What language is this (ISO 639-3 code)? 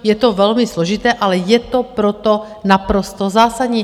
ces